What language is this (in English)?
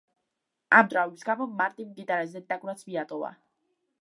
Georgian